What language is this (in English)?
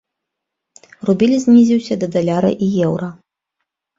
Belarusian